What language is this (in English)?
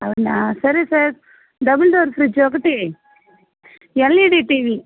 Telugu